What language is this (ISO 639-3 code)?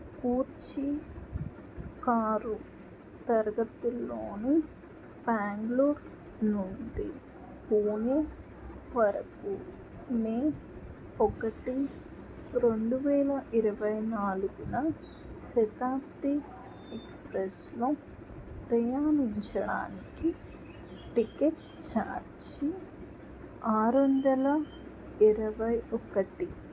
tel